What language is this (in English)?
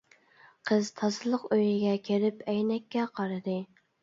Uyghur